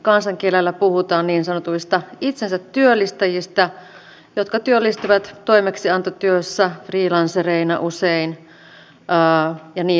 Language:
Finnish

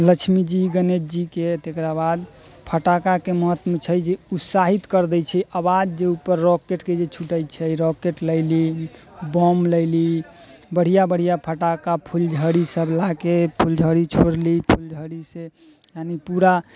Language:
Maithili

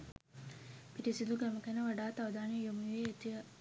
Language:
Sinhala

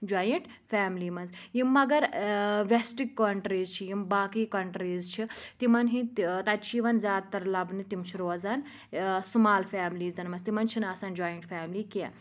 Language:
Kashmiri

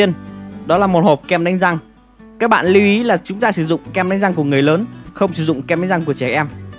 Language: Vietnamese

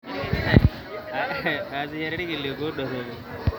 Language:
Masai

